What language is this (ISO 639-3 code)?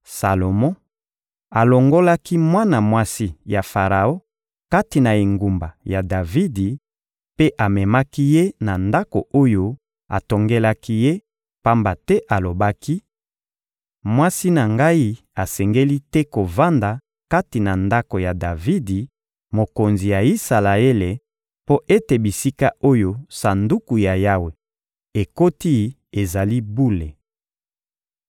lin